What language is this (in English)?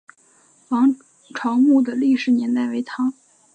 Chinese